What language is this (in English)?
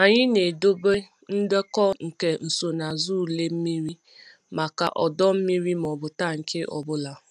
Igbo